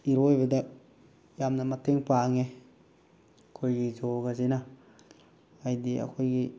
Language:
Manipuri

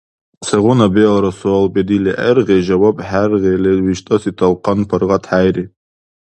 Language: Dargwa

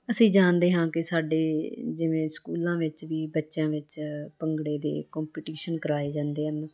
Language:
Punjabi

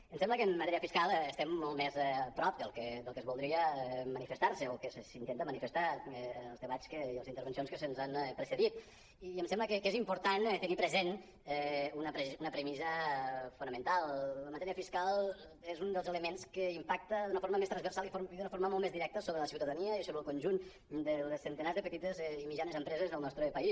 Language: Catalan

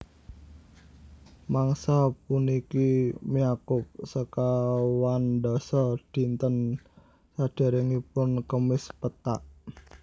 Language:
Javanese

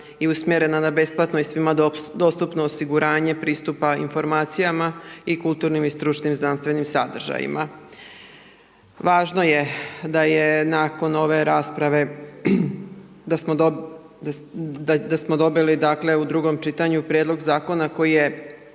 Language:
Croatian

